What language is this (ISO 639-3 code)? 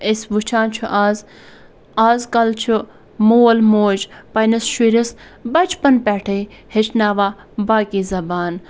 kas